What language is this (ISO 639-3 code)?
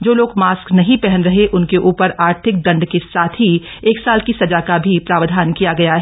hin